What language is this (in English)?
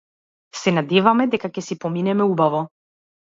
Macedonian